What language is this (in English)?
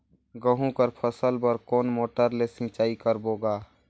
Chhattisgarhi